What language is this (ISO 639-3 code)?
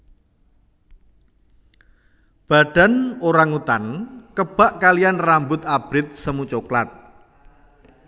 jav